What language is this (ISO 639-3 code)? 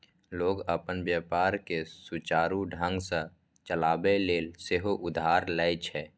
mai